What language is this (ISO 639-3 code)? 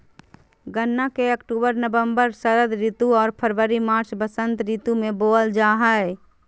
mag